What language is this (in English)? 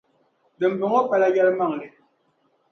Dagbani